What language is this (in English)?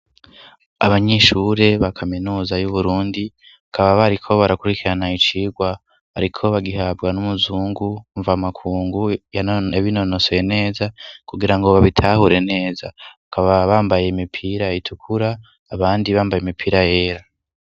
Rundi